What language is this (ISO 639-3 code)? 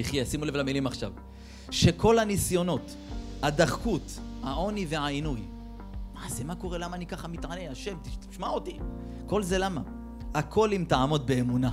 heb